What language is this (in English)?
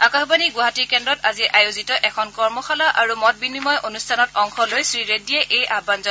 Assamese